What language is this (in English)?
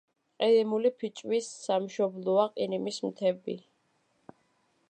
Georgian